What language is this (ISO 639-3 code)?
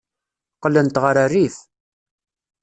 kab